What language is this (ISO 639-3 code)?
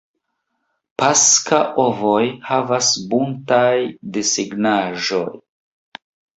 epo